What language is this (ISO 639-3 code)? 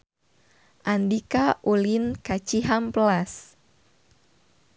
sun